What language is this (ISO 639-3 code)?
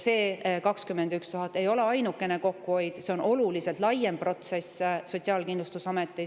est